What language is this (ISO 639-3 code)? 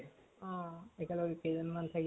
asm